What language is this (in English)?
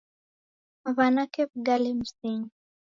Taita